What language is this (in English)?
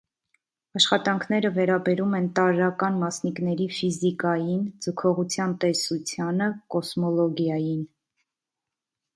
Armenian